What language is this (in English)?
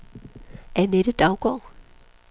Danish